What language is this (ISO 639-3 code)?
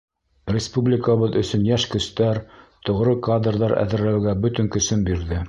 bak